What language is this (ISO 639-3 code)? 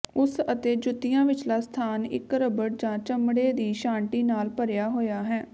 pan